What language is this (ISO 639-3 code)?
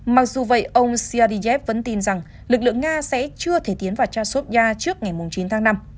vie